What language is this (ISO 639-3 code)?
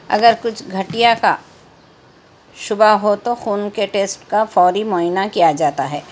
urd